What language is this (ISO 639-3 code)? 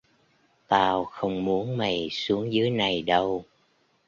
vie